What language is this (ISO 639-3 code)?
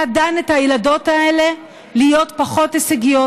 heb